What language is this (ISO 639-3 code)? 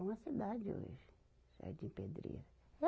por